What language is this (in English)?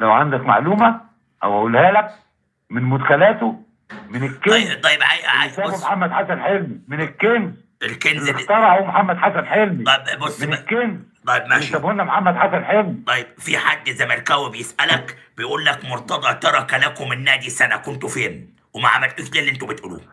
Arabic